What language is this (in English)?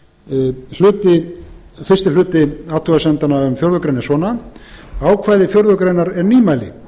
Icelandic